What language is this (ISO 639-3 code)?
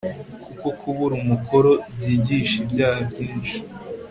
kin